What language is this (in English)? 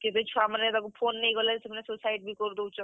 Odia